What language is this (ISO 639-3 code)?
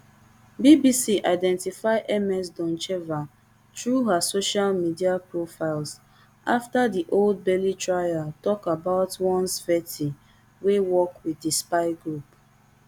pcm